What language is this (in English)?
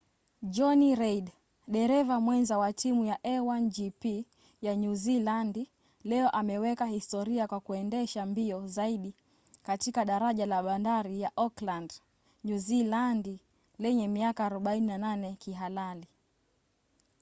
Swahili